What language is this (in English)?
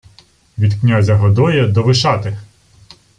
Ukrainian